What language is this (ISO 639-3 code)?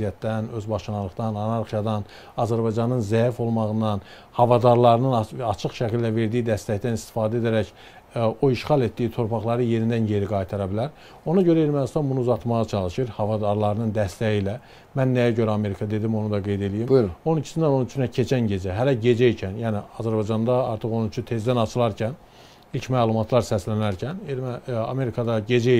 tur